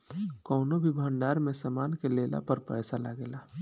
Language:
Bhojpuri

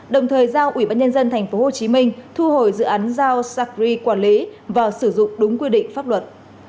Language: Vietnamese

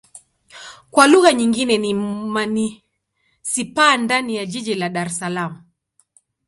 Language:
Swahili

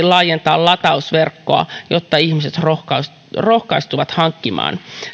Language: Finnish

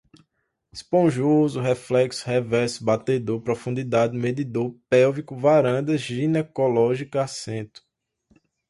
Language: Portuguese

